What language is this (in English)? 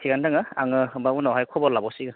Bodo